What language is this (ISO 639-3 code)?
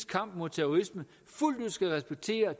dan